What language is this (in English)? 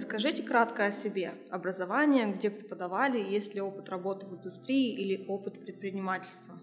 Russian